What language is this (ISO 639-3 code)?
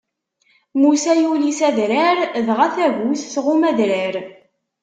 kab